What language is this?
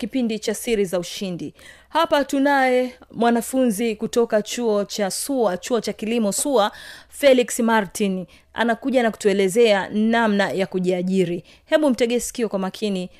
Swahili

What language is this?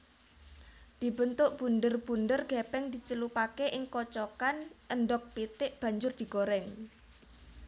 Javanese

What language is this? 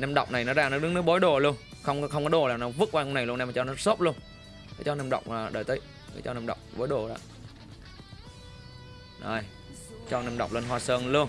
Vietnamese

